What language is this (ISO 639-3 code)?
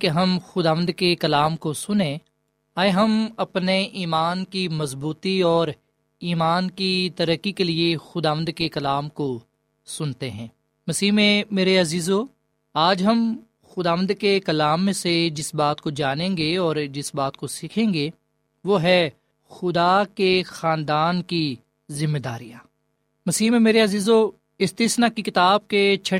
urd